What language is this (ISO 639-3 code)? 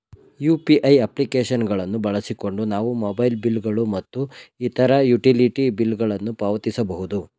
kan